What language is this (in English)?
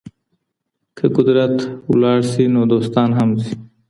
Pashto